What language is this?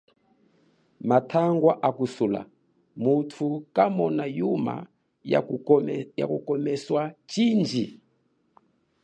Chokwe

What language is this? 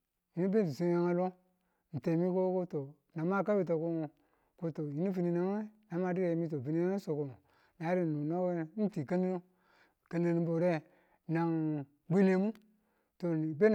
Tula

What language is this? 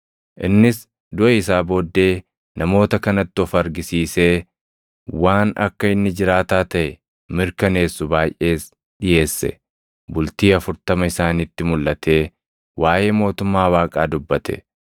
Oromo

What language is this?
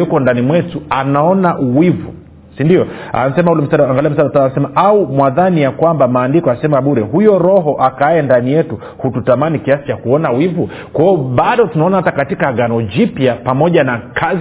Swahili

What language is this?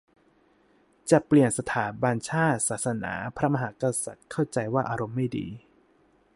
Thai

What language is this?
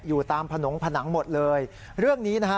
Thai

